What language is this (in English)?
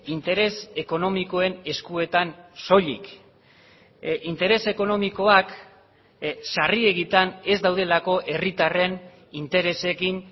Basque